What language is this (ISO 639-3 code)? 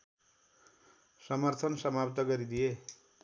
nep